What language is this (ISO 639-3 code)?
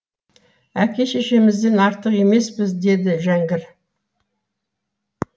kaz